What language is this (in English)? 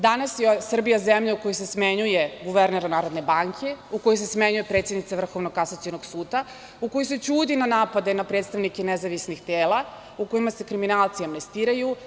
Serbian